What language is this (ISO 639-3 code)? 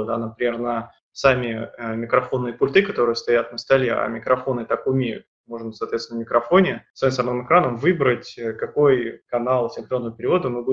rus